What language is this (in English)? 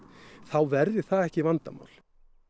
Icelandic